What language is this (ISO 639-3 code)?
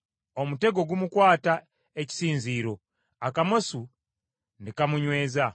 lug